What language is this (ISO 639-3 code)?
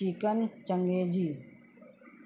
urd